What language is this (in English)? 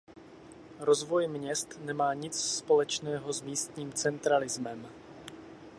Czech